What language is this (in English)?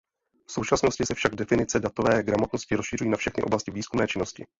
Czech